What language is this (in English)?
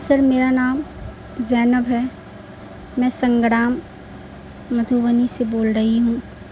Urdu